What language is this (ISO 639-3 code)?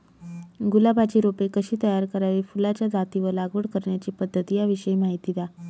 mar